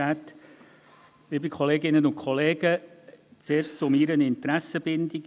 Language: Swiss German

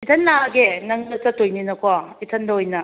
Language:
Manipuri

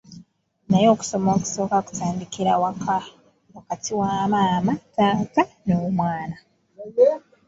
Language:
Ganda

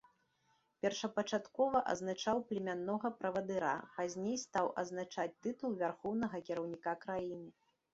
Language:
Belarusian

